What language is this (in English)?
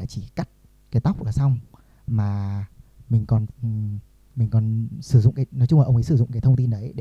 Vietnamese